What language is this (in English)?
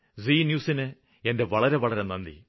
Malayalam